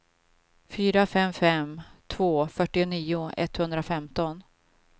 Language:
Swedish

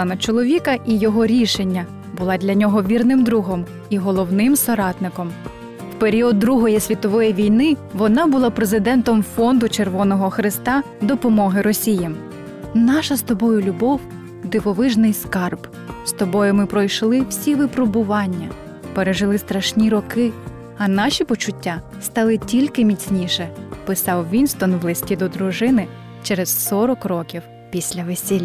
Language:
Ukrainian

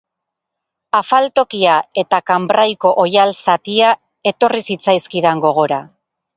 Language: Basque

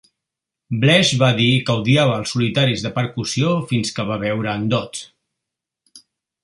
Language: Catalan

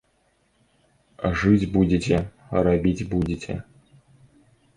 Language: Belarusian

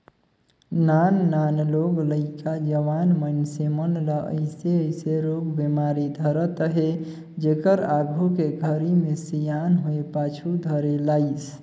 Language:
Chhattisgarhi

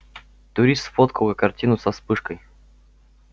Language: Russian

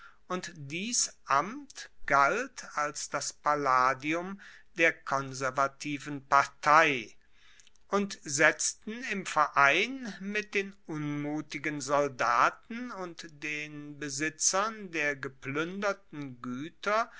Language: German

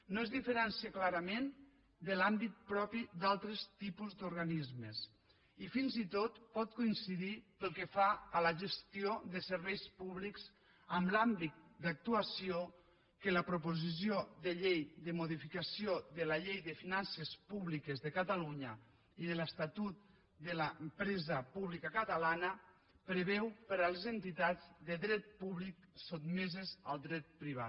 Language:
Catalan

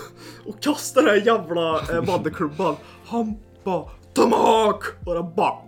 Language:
Swedish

